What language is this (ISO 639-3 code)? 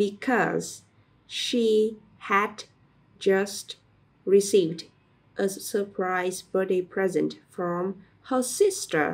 vie